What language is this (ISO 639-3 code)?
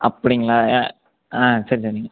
tam